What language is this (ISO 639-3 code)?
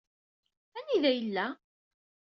kab